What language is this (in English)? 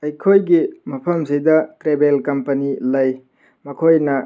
Manipuri